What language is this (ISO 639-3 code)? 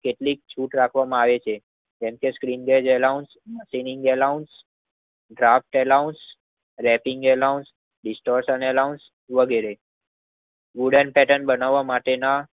guj